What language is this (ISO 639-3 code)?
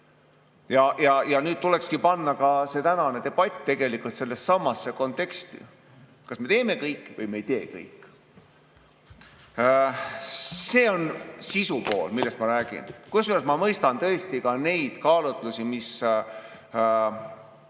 est